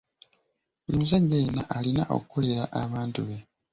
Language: Ganda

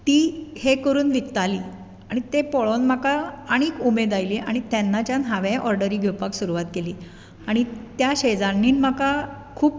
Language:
Konkani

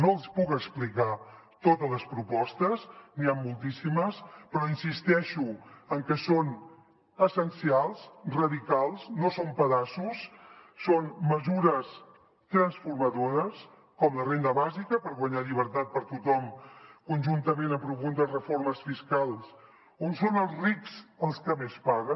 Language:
Catalan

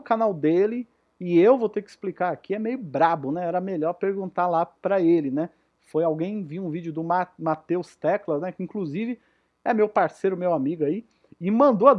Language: Portuguese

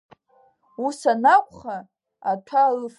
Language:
Abkhazian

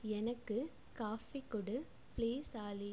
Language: Tamil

